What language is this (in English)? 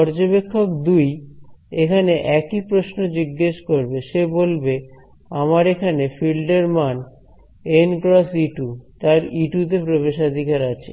Bangla